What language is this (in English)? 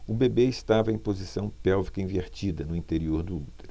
Portuguese